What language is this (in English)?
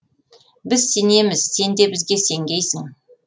Kazakh